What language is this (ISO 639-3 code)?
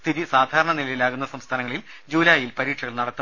mal